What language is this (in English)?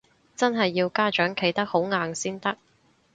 Cantonese